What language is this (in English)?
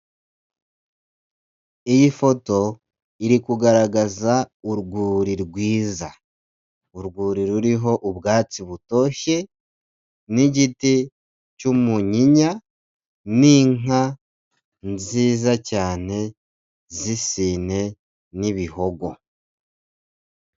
Kinyarwanda